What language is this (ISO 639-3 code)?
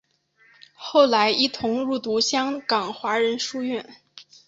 zho